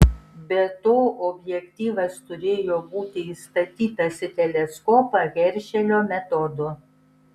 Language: Lithuanian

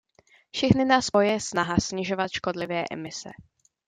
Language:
Czech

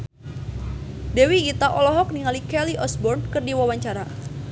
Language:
Sundanese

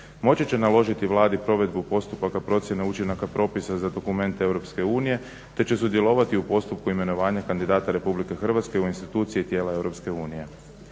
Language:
Croatian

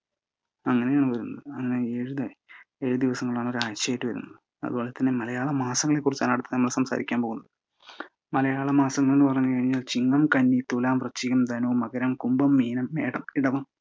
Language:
Malayalam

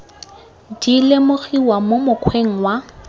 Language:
Tswana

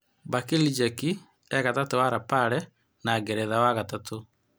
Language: Kikuyu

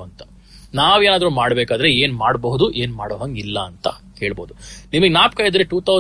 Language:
Kannada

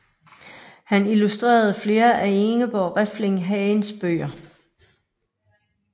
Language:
Danish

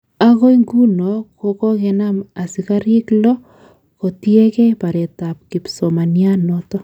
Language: Kalenjin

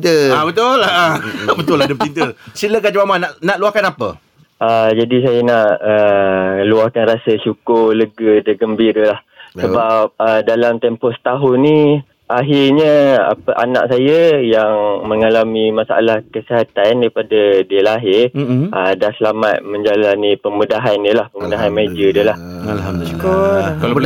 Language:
Malay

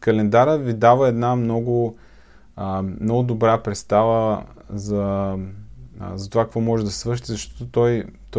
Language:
Bulgarian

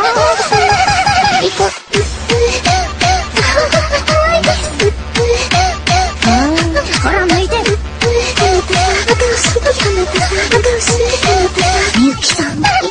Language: Japanese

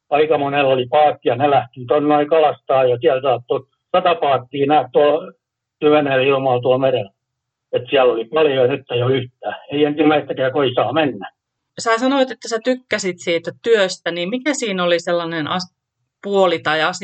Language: Finnish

